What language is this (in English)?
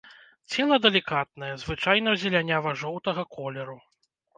Belarusian